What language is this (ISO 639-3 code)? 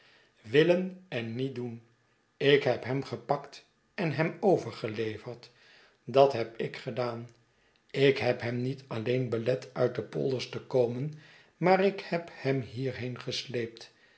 nld